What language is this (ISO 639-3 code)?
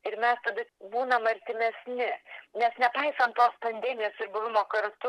lit